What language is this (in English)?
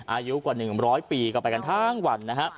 Thai